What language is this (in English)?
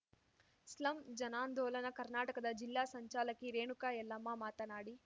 Kannada